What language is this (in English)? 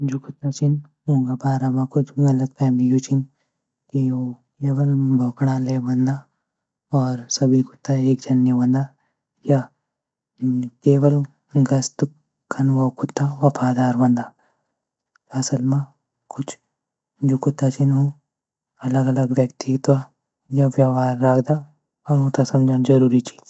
Garhwali